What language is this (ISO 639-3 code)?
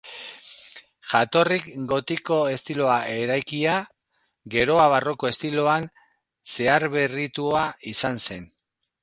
eus